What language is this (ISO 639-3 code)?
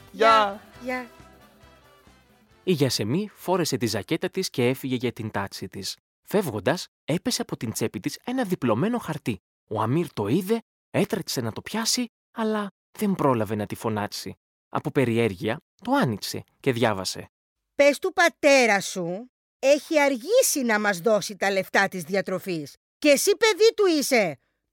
ell